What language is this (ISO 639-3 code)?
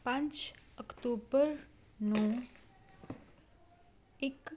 pan